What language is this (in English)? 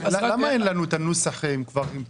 Hebrew